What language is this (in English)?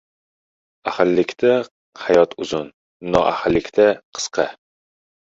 Uzbek